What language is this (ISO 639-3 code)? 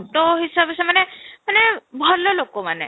ori